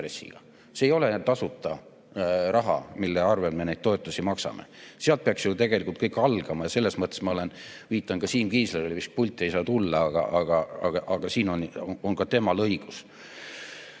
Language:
Estonian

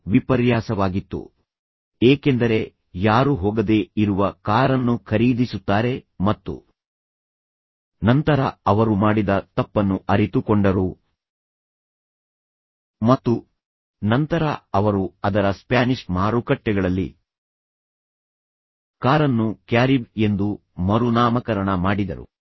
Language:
Kannada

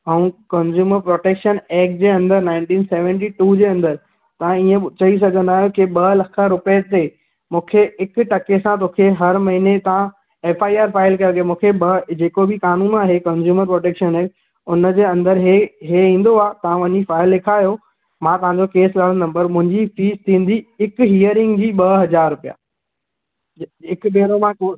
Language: Sindhi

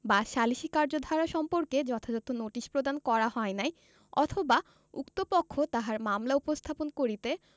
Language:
Bangla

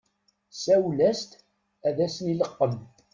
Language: Kabyle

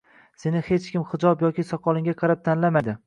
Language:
Uzbek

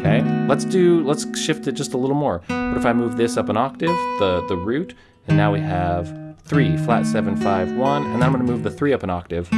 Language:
English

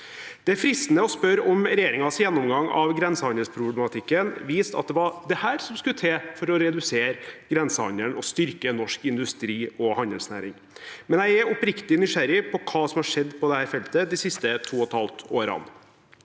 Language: Norwegian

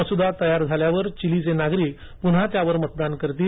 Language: Marathi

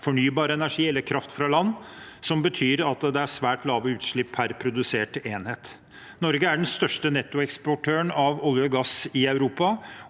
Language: Norwegian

